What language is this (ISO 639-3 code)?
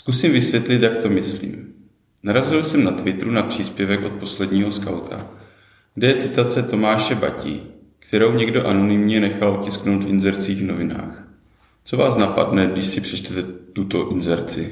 ces